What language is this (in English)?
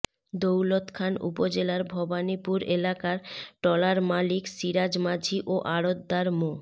Bangla